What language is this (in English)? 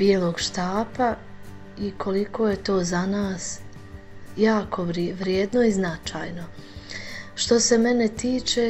Croatian